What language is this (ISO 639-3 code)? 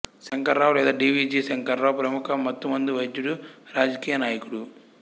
tel